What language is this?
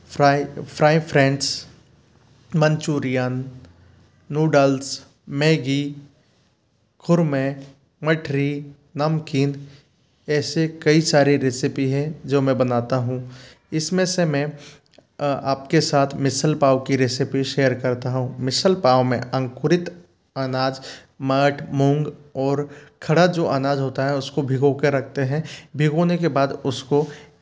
Hindi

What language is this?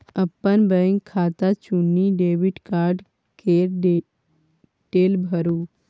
Maithili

